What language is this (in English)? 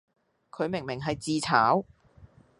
Cantonese